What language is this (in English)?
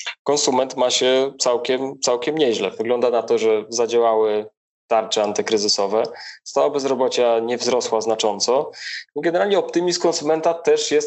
Polish